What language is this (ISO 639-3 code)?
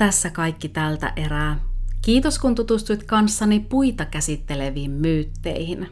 fin